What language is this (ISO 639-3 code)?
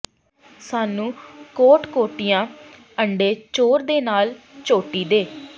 pan